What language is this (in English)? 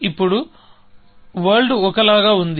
Telugu